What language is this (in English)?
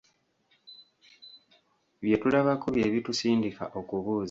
Ganda